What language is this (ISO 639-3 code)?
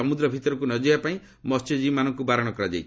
ori